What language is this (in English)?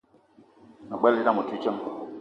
Eton (Cameroon)